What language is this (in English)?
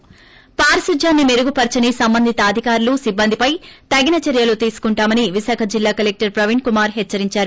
Telugu